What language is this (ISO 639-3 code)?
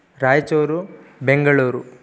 san